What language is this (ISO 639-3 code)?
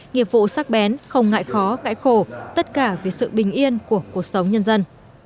vie